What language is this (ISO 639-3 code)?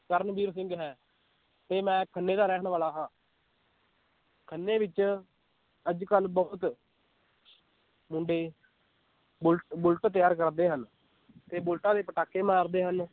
pan